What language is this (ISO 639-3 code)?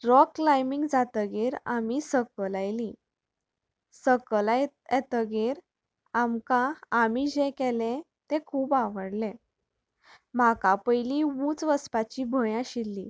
kok